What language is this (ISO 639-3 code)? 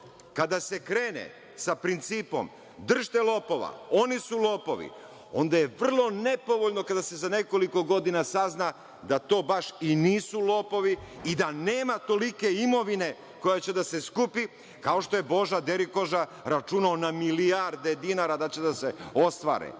srp